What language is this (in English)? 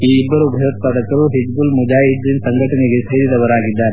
Kannada